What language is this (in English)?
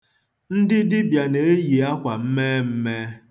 Igbo